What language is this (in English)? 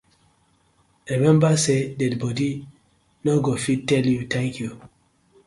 Nigerian Pidgin